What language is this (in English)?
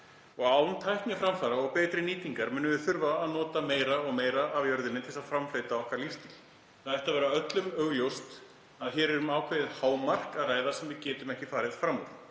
Icelandic